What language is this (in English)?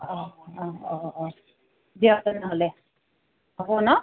Assamese